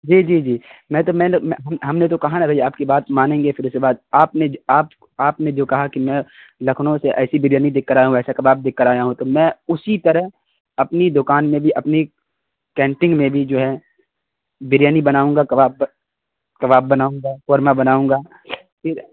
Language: Urdu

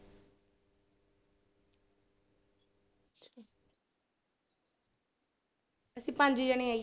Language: Punjabi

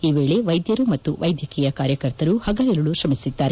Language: Kannada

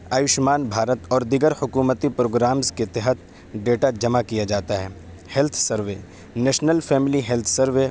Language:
Urdu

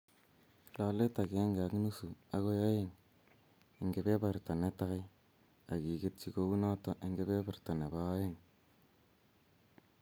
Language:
Kalenjin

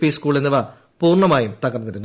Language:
Malayalam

